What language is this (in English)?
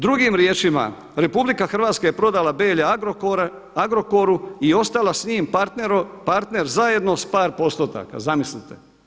Croatian